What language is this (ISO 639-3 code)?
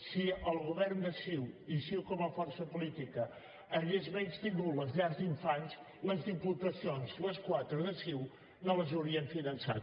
cat